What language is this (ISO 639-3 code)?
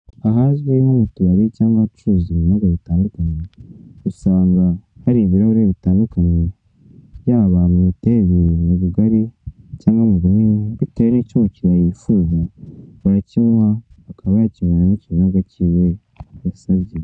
kin